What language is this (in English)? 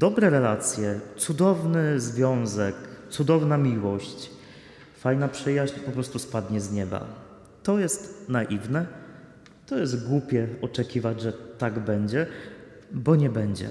Polish